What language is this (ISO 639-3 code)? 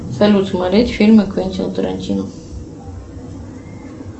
rus